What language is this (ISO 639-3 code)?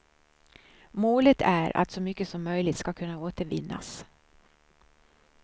swe